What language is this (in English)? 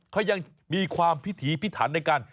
Thai